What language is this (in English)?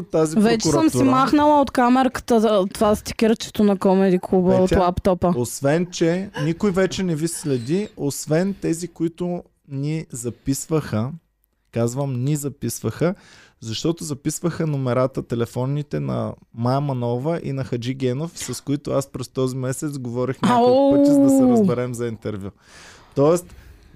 Bulgarian